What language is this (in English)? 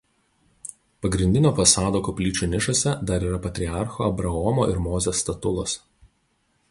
Lithuanian